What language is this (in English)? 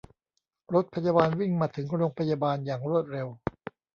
Thai